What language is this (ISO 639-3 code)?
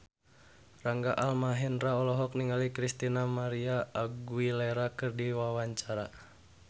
sun